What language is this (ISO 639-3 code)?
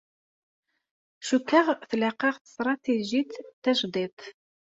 kab